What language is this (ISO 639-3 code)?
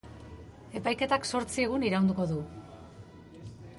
eus